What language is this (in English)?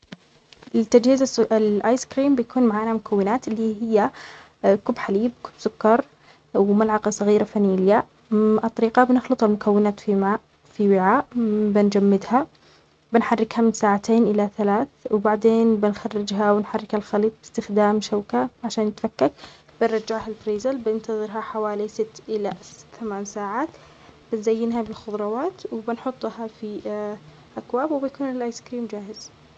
Omani Arabic